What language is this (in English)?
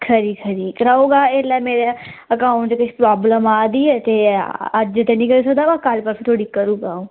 Dogri